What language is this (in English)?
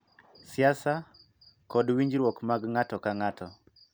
Luo (Kenya and Tanzania)